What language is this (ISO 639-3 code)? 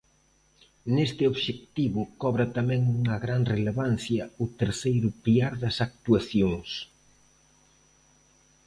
glg